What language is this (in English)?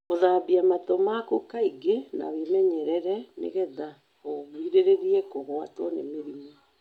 Kikuyu